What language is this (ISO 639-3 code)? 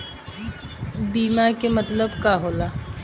bho